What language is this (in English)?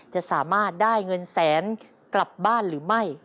Thai